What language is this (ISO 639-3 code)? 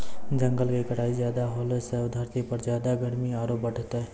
mai